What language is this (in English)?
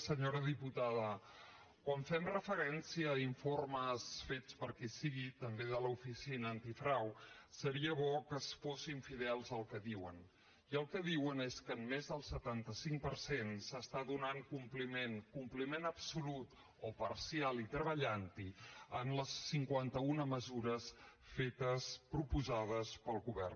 Catalan